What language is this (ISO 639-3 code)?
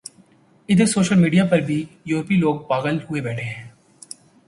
urd